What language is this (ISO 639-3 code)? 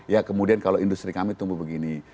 ind